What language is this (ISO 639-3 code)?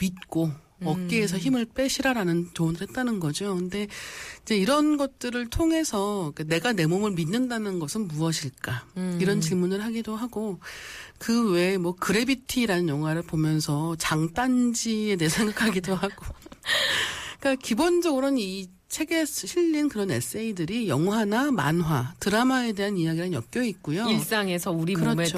kor